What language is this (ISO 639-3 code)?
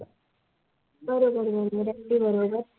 mar